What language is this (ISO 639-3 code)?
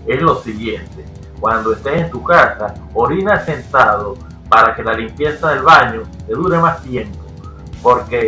spa